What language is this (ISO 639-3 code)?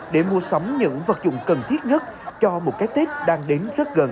vie